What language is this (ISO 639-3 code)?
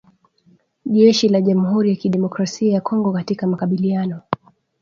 swa